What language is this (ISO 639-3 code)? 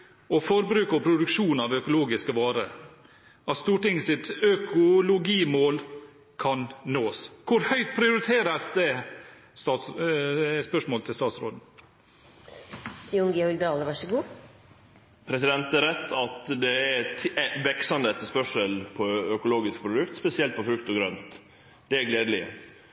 nor